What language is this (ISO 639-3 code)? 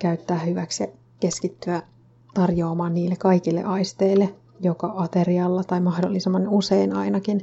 fin